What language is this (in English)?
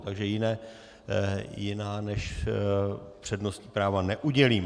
Czech